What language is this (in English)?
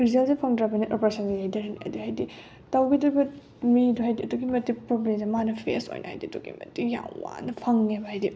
Manipuri